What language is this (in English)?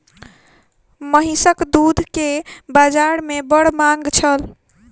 Maithili